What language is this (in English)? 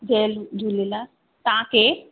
Sindhi